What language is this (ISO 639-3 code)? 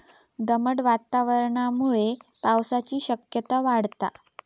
mar